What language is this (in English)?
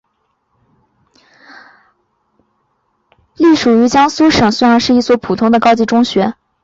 Chinese